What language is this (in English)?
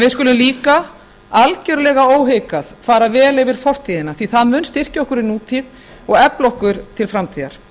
Icelandic